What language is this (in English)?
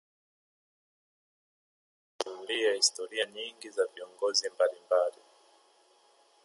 Swahili